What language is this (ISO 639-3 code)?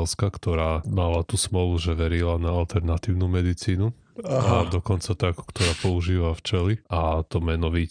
slk